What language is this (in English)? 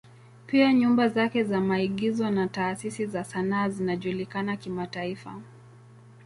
Swahili